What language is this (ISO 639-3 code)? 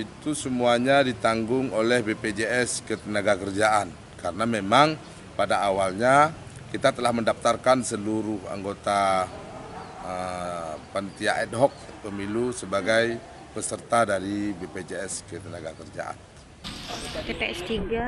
ind